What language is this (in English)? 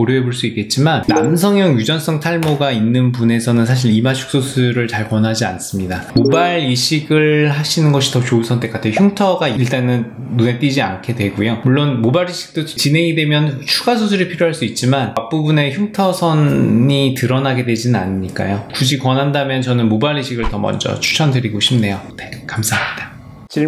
Korean